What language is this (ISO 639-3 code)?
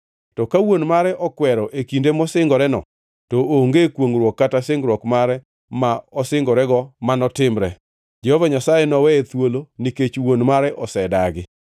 luo